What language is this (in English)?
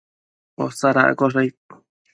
Matsés